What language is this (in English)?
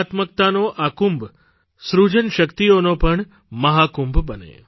Gujarati